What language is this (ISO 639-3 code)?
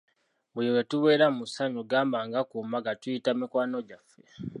lug